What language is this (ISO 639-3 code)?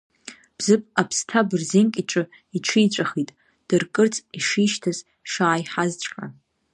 abk